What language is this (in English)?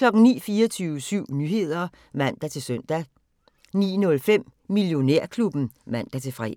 Danish